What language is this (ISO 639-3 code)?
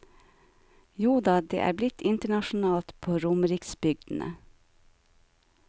nor